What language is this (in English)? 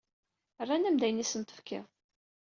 Kabyle